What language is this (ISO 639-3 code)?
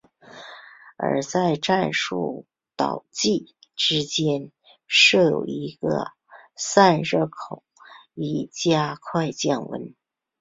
zho